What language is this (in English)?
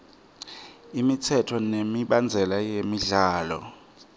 Swati